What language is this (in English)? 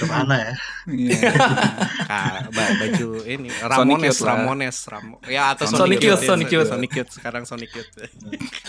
Indonesian